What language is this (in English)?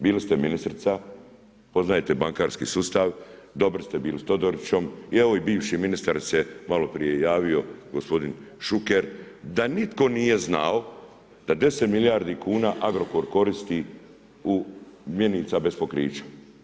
Croatian